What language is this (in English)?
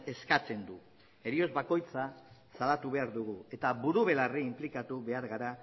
Basque